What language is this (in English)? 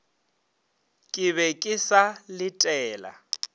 Northern Sotho